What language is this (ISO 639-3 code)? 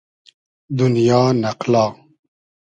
haz